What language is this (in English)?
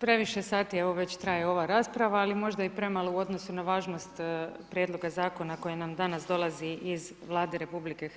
Croatian